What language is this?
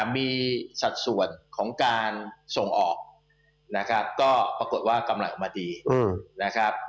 Thai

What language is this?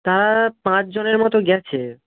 Bangla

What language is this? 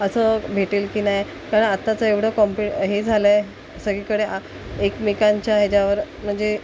Marathi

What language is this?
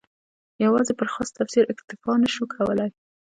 Pashto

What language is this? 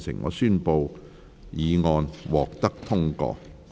Cantonese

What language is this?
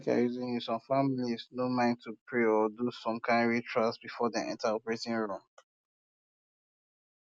Nigerian Pidgin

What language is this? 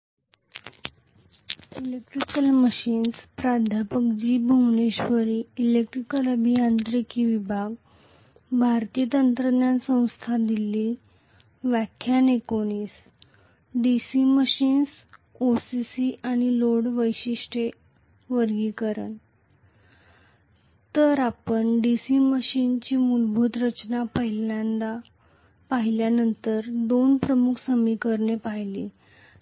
Marathi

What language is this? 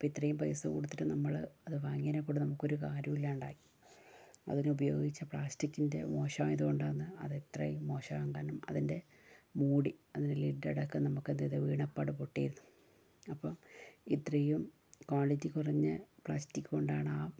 Malayalam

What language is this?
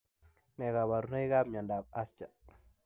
Kalenjin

